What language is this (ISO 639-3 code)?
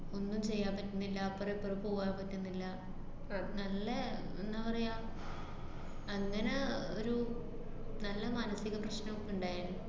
mal